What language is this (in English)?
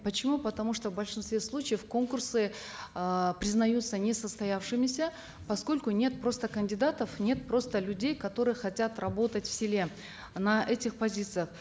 Kazakh